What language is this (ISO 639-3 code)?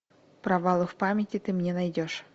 rus